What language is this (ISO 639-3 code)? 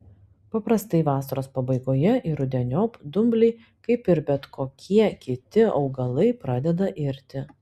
lit